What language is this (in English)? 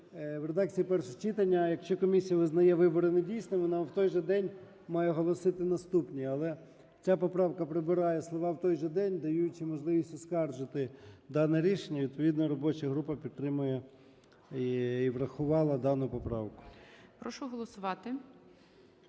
Ukrainian